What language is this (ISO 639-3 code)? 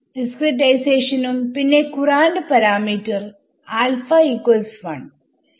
mal